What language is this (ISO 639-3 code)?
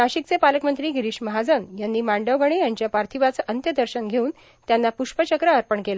mar